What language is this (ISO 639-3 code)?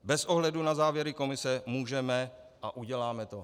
ces